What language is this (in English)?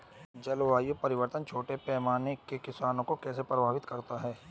Hindi